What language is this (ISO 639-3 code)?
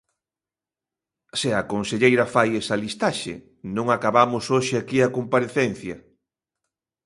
glg